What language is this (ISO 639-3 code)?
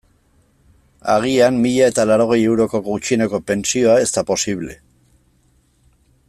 eus